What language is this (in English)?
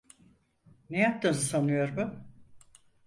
Turkish